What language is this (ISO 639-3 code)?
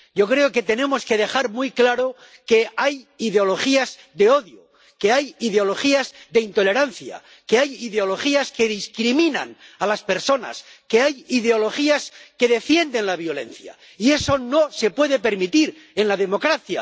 spa